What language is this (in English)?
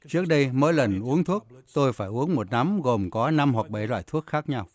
Vietnamese